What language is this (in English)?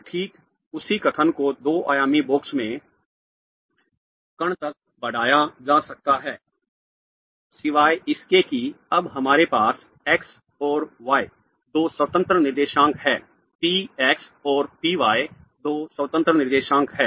Hindi